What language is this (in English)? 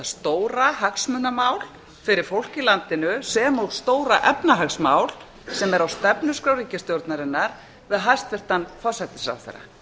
Icelandic